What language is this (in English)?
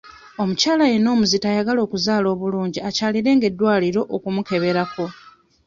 Ganda